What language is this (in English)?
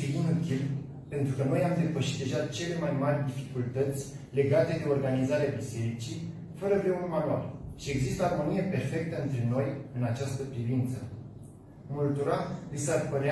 Romanian